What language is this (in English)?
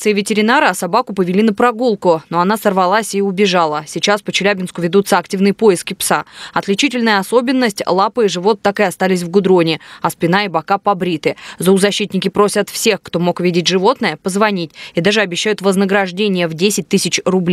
Russian